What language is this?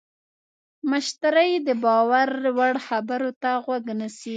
Pashto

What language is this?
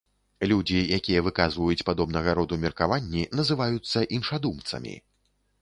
Belarusian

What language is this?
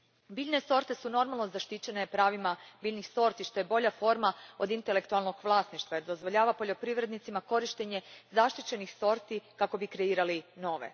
Croatian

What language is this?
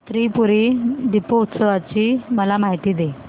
Marathi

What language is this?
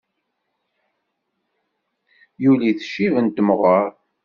Kabyle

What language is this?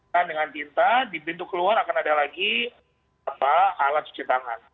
Indonesian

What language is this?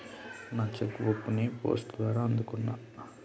Telugu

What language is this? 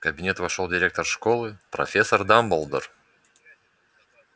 Russian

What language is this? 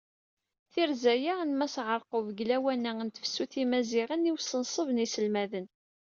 Kabyle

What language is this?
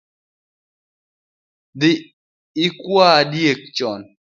Luo (Kenya and Tanzania)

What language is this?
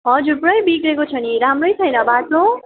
Nepali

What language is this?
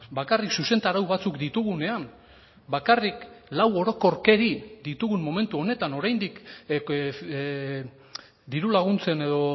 Basque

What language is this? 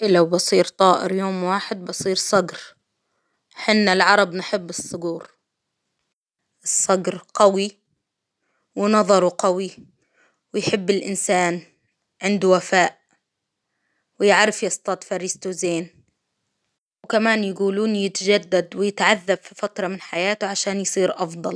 Hijazi Arabic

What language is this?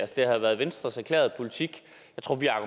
Danish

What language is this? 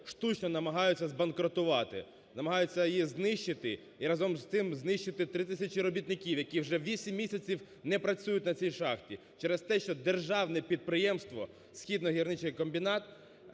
Ukrainian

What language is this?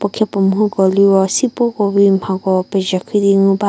Angami Naga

